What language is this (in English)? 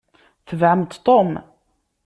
Kabyle